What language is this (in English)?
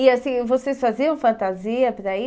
Portuguese